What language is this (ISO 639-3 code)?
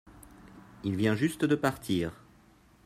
fra